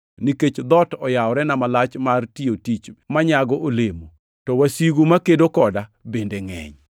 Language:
Luo (Kenya and Tanzania)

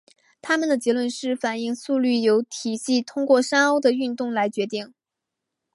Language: Chinese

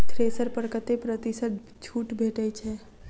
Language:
Maithili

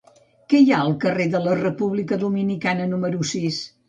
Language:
Catalan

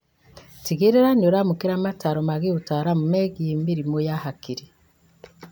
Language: Kikuyu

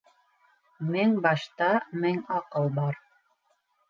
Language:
Bashkir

